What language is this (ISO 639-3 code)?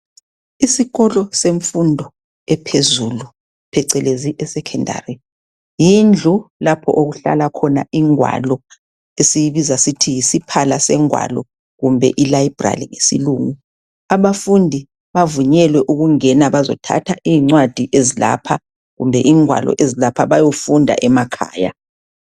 nde